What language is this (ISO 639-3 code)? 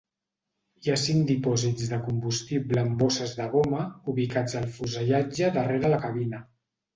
cat